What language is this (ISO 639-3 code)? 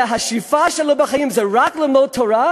heb